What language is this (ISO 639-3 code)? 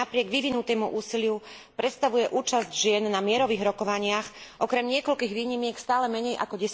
slk